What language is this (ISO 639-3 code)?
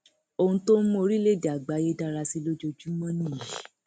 yor